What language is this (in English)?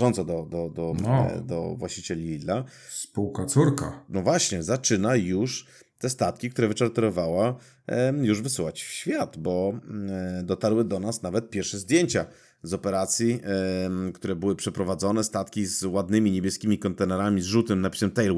Polish